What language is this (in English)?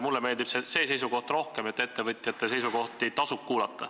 Estonian